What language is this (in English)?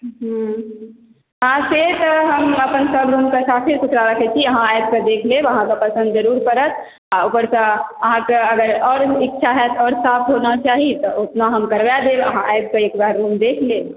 Maithili